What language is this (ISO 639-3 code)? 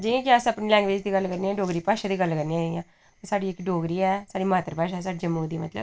doi